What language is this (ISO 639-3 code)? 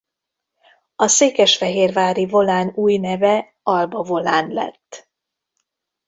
hun